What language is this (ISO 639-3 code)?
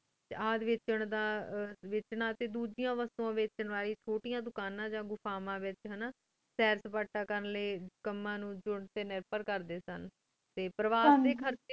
pan